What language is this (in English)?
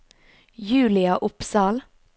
Norwegian